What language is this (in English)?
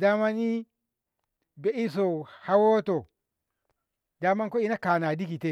Ngamo